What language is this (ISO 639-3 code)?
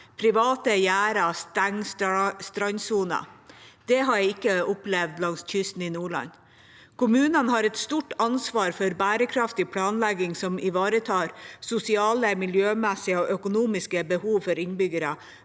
nor